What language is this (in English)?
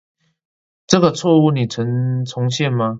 Chinese